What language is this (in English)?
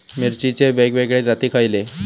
Marathi